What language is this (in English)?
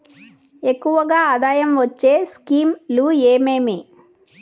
Telugu